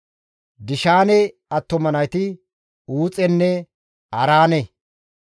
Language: Gamo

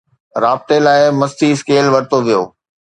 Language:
Sindhi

